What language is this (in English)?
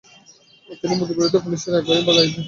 Bangla